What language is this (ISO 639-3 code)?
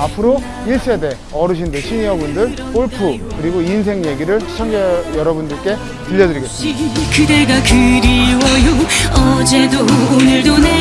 kor